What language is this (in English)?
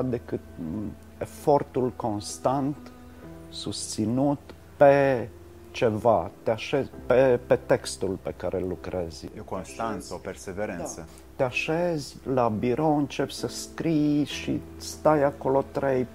Romanian